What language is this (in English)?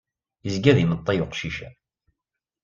Kabyle